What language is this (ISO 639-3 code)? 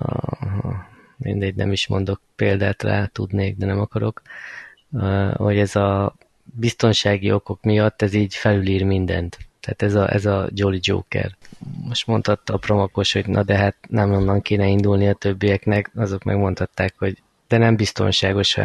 hun